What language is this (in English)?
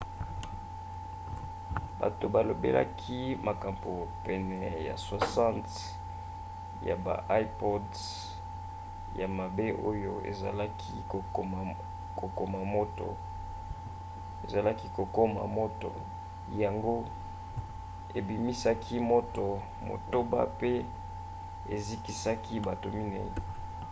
Lingala